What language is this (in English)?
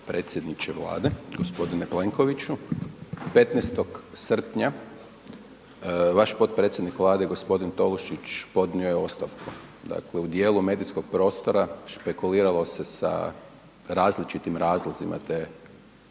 Croatian